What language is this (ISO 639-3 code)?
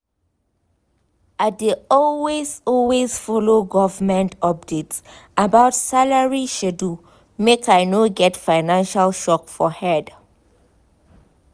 pcm